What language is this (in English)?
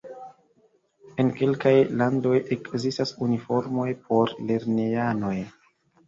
Esperanto